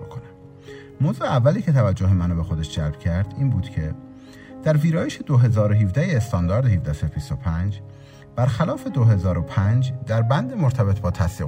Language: Persian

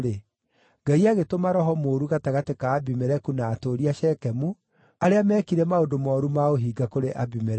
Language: Kikuyu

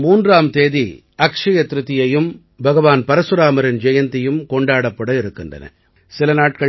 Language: Tamil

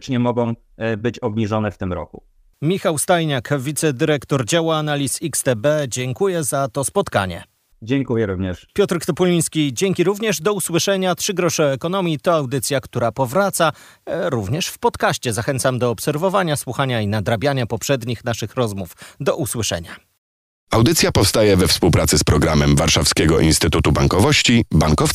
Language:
Polish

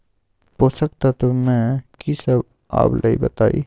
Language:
Magahi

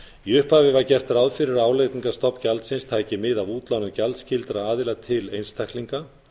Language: Icelandic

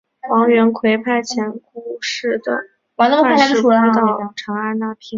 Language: Chinese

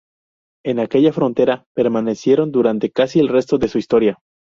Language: Spanish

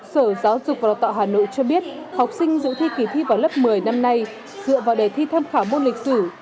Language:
Vietnamese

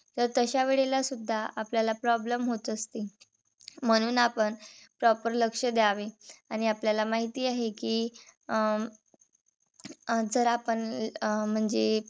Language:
Marathi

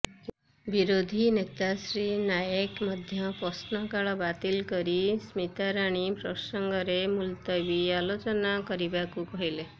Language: Odia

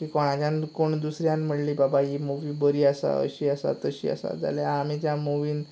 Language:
Konkani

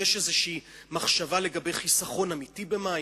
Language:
Hebrew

